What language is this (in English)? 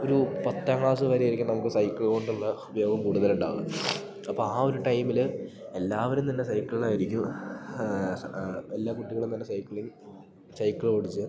Malayalam